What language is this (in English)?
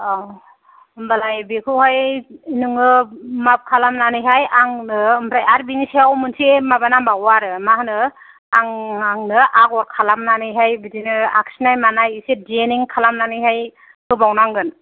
Bodo